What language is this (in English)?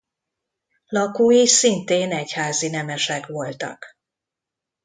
Hungarian